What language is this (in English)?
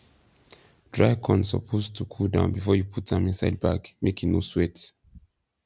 Nigerian Pidgin